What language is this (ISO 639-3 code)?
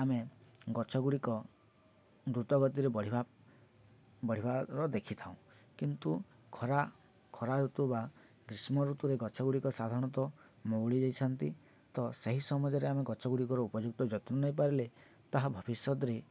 ori